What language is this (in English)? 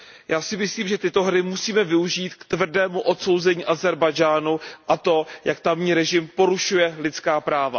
Czech